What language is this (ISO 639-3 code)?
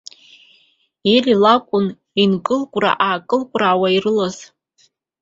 abk